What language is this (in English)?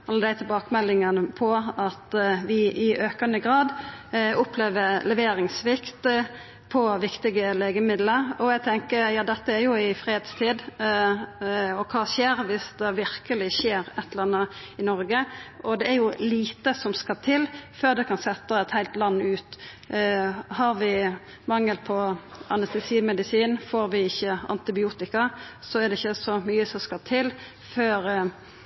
Norwegian Nynorsk